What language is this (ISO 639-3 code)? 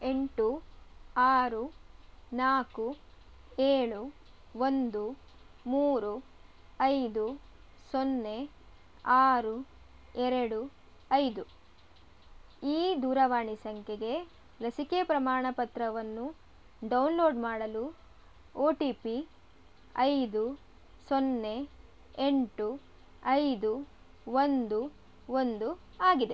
kan